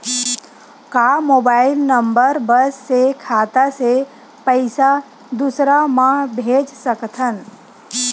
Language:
Chhattisgarhi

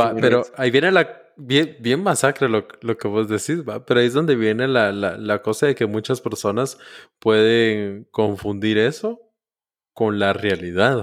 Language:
Spanish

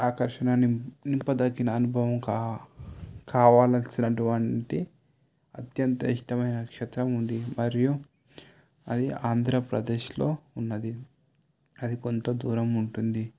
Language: Telugu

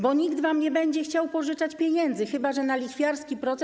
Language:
Polish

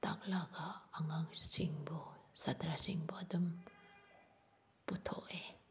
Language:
Manipuri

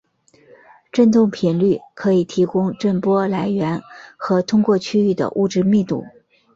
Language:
Chinese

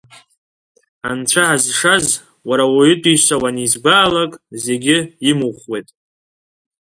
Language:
Abkhazian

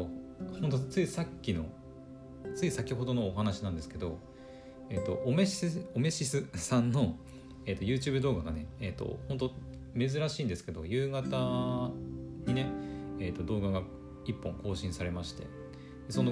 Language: Japanese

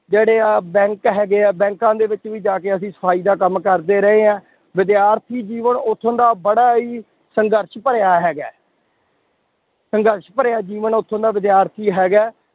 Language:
Punjabi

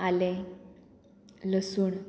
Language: Konkani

